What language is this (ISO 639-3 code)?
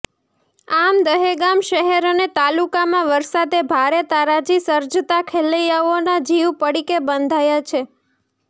guj